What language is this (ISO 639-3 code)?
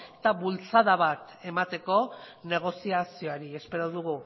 eus